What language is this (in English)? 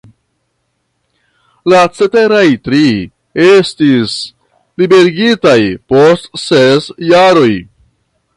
Esperanto